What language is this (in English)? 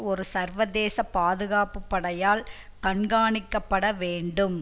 Tamil